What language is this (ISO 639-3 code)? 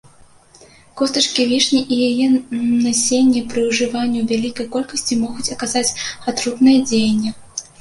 bel